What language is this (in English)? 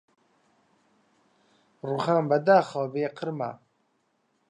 Central Kurdish